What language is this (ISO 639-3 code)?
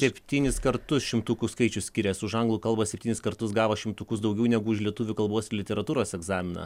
lit